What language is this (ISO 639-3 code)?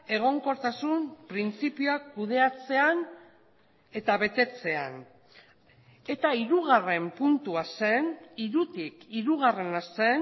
eus